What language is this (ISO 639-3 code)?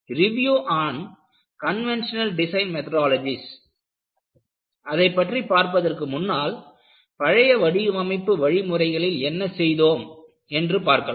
tam